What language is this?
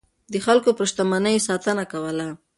Pashto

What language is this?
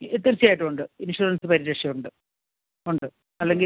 Malayalam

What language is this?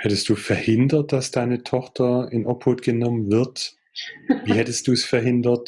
German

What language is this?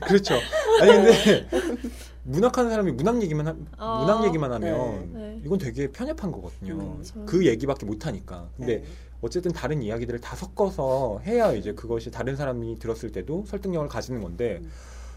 Korean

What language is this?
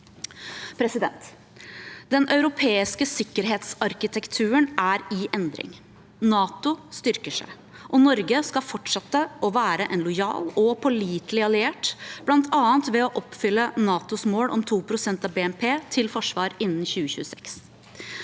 Norwegian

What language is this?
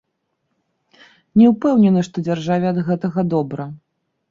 Belarusian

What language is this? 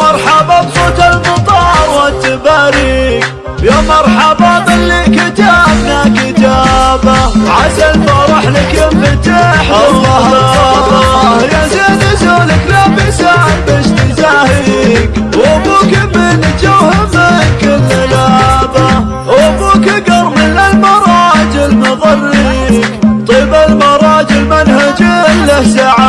Arabic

